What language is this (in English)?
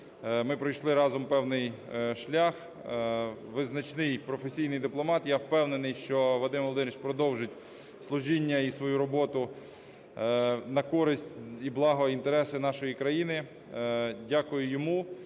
Ukrainian